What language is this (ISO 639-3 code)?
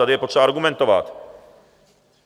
ces